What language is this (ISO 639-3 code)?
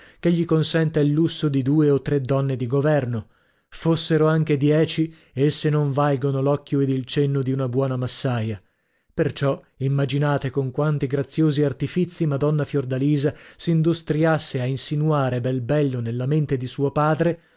ita